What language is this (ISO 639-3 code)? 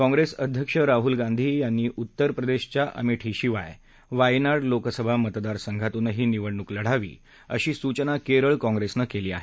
mar